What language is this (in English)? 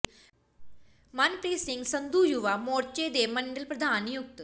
Punjabi